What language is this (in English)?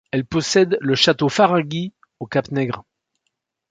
French